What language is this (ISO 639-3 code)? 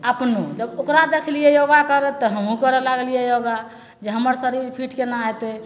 mai